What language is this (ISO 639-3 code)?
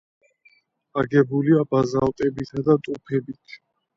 kat